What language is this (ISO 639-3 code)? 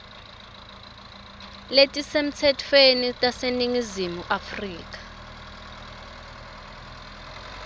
ssw